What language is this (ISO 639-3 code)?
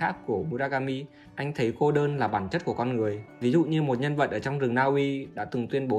vie